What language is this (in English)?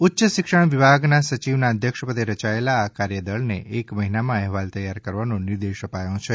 Gujarati